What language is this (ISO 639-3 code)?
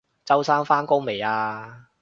yue